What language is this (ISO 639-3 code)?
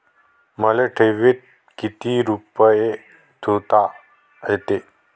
mar